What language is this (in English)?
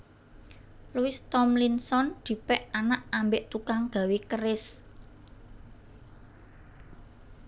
Javanese